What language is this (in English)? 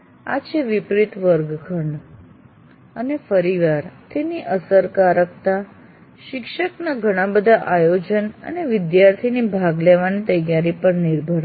Gujarati